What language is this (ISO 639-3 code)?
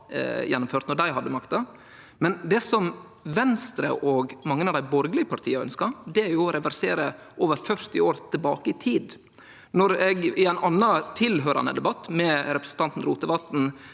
nor